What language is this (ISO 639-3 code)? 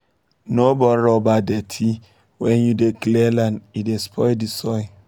pcm